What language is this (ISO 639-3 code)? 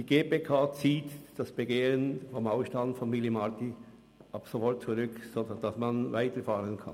gsw